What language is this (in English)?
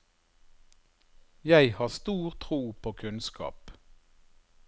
Norwegian